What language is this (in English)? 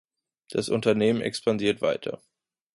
German